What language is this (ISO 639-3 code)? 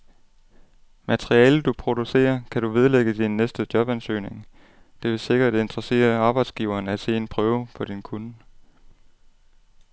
dan